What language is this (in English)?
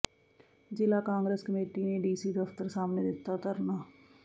Punjabi